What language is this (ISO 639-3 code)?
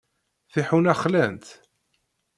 kab